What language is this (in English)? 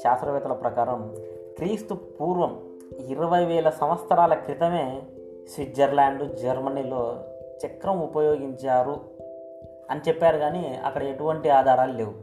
Telugu